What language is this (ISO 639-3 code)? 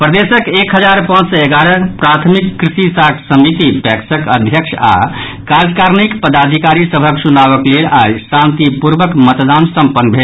mai